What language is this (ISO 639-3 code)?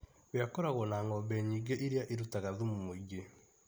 kik